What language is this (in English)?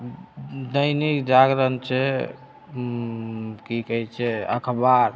Maithili